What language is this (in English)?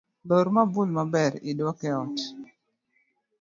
Luo (Kenya and Tanzania)